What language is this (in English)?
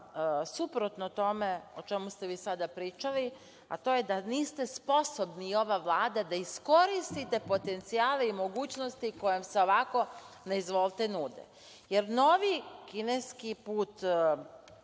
Serbian